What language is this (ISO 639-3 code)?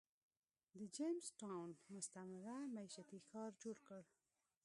pus